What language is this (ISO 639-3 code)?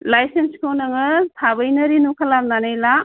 brx